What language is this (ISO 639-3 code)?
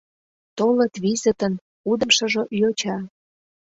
chm